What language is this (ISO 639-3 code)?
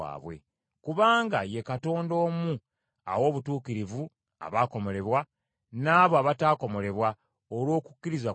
lug